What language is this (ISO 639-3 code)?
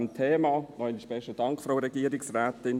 gsw